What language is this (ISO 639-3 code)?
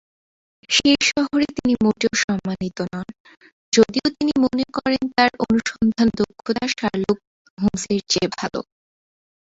ben